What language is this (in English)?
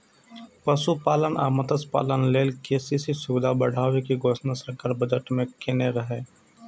Maithili